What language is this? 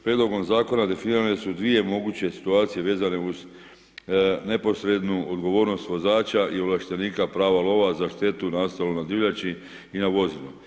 Croatian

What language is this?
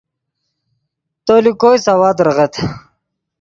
Yidgha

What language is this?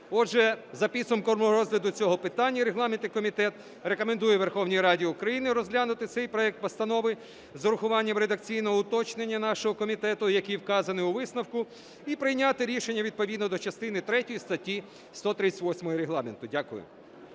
Ukrainian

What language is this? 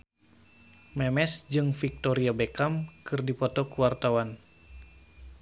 Sundanese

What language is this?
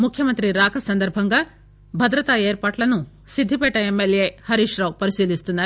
Telugu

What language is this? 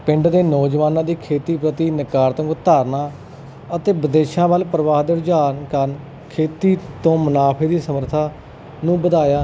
Punjabi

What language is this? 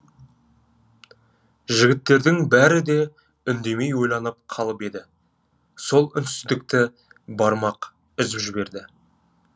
Kazakh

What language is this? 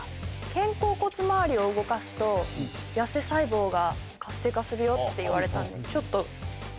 Japanese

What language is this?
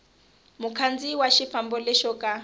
Tsonga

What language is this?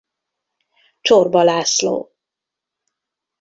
Hungarian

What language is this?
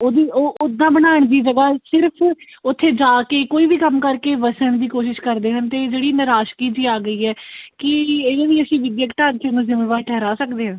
Punjabi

